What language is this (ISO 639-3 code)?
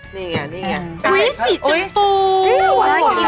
tha